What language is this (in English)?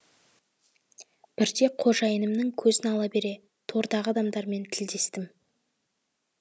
Kazakh